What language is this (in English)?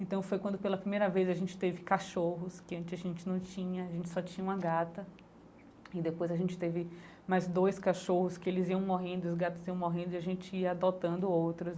Portuguese